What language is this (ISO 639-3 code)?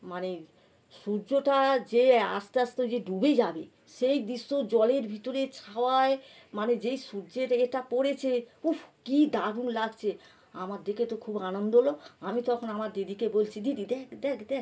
ben